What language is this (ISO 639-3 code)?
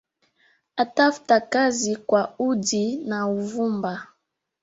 swa